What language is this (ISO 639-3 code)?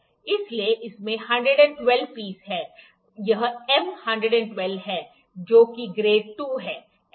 hin